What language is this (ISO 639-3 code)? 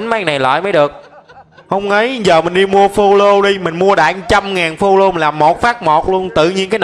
vie